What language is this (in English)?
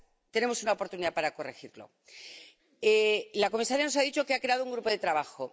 Spanish